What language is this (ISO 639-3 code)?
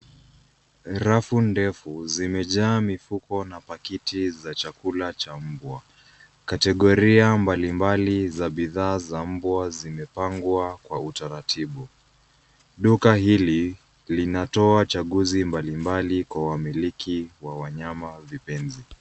swa